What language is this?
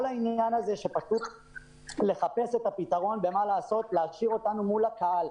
Hebrew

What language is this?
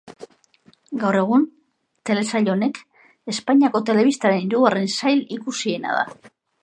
Basque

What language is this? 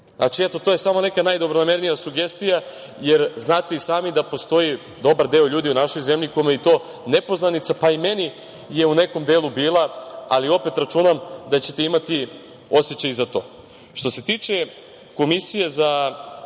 Serbian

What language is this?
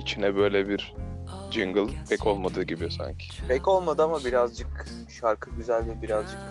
Turkish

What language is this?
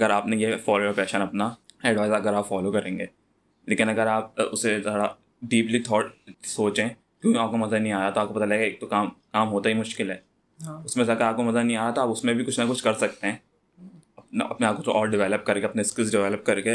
Urdu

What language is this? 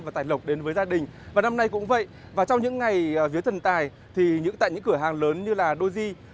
Vietnamese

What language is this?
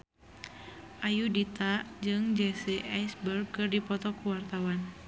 Sundanese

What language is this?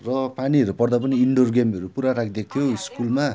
Nepali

